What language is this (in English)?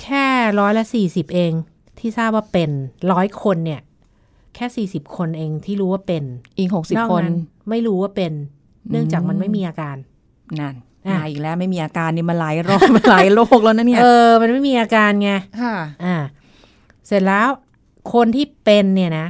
Thai